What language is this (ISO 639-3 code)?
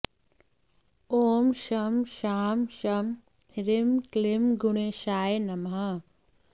san